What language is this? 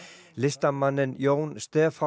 Icelandic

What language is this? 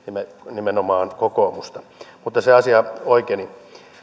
Finnish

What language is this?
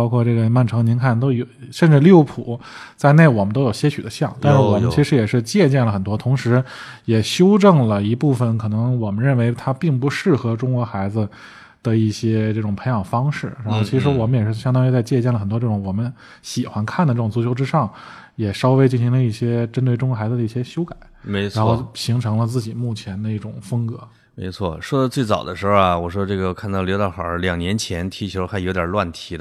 Chinese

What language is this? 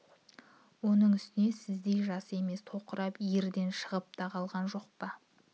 Kazakh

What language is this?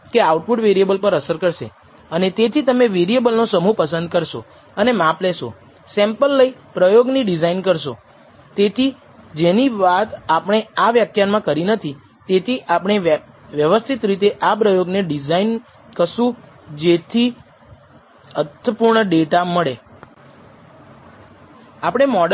Gujarati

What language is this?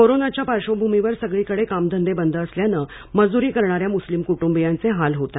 Marathi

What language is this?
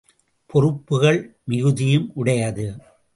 Tamil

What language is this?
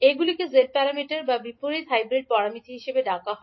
Bangla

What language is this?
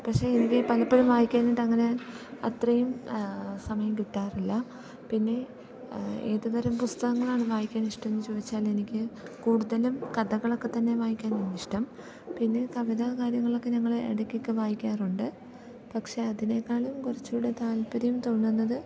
Malayalam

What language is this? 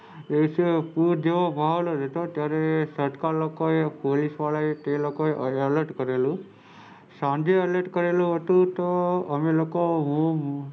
Gujarati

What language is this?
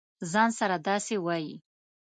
Pashto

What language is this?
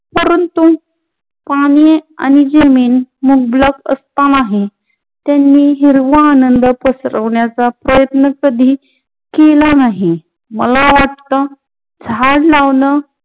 Marathi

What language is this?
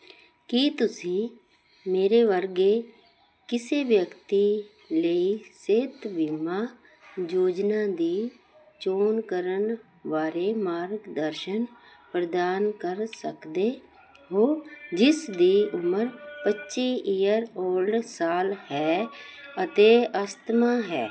Punjabi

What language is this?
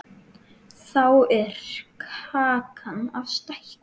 Icelandic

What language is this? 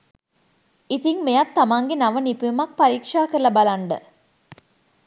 Sinhala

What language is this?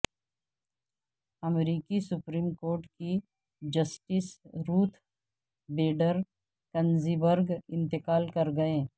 Urdu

